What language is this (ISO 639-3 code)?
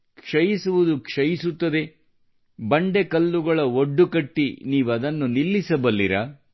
kan